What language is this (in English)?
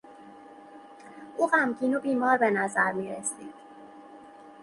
Persian